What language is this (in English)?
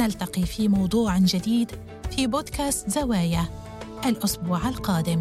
Arabic